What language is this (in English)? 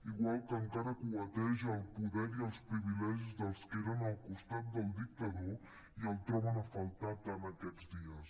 Catalan